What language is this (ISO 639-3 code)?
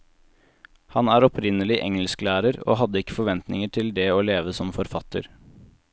nor